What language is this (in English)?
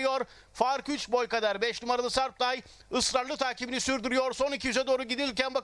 Turkish